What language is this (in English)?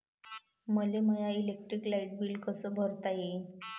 Marathi